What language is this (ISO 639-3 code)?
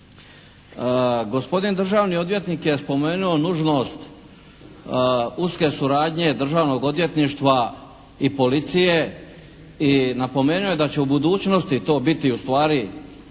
hrv